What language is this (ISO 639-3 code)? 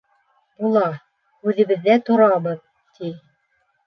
bak